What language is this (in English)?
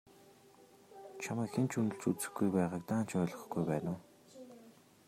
Mongolian